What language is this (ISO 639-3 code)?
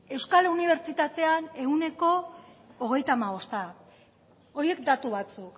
eus